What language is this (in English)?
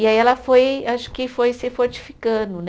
Portuguese